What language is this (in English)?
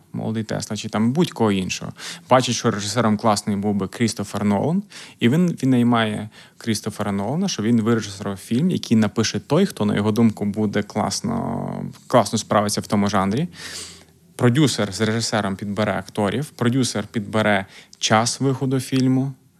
Ukrainian